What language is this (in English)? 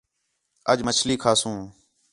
Khetrani